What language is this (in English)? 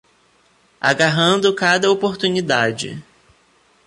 Portuguese